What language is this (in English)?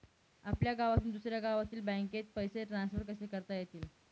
Marathi